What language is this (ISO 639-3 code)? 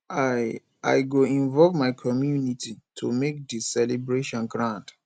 pcm